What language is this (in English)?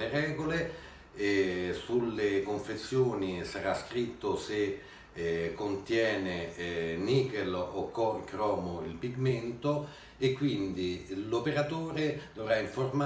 Italian